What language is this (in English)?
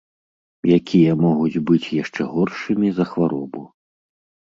Belarusian